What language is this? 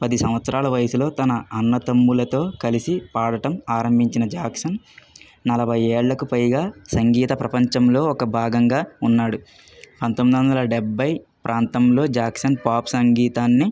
Telugu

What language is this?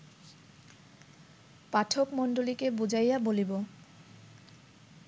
Bangla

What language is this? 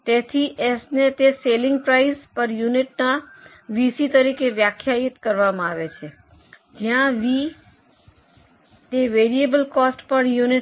Gujarati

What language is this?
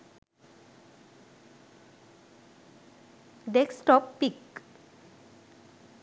Sinhala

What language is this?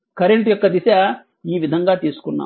Telugu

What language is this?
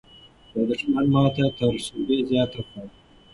Pashto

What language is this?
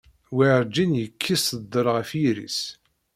Kabyle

